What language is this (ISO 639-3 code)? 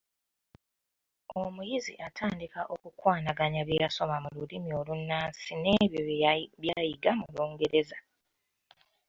lug